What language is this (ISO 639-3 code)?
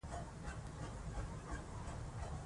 pus